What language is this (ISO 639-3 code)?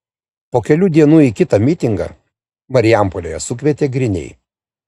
lit